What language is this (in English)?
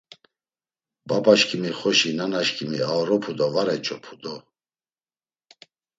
Laz